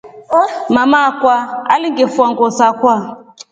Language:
Rombo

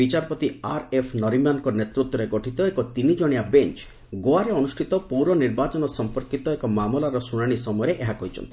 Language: Odia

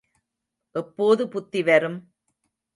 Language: Tamil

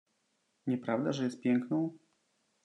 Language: Polish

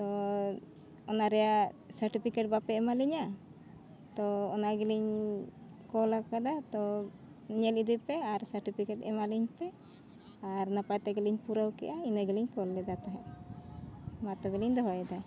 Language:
Santali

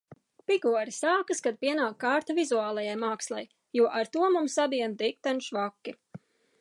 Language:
Latvian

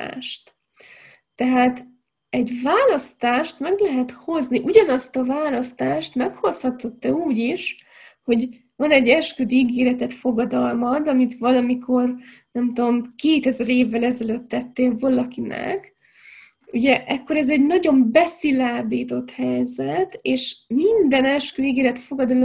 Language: Hungarian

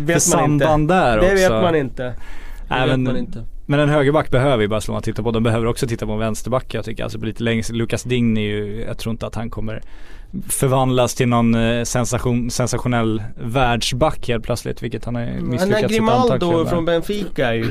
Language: Swedish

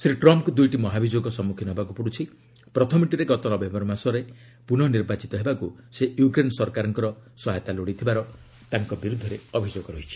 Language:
Odia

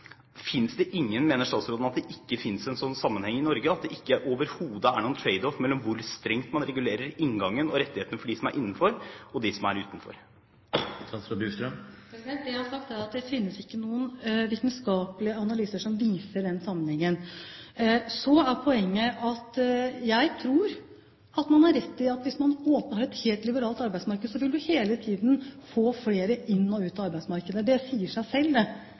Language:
Norwegian Bokmål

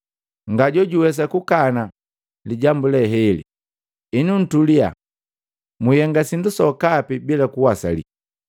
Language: Matengo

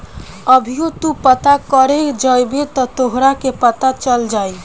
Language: Bhojpuri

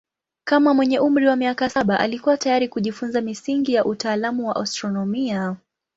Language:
Swahili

